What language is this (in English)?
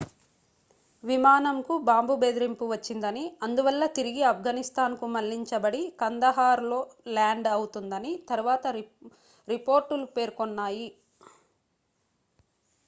Telugu